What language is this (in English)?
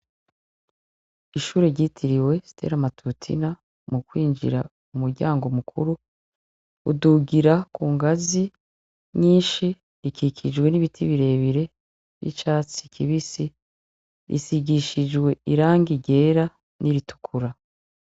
Rundi